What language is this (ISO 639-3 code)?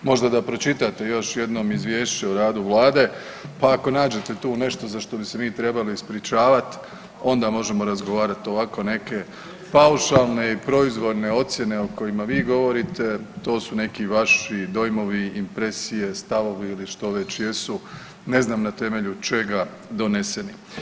hrv